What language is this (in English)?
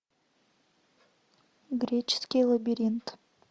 Russian